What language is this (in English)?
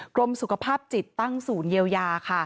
Thai